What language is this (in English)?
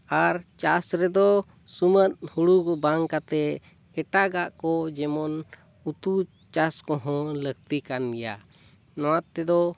Santali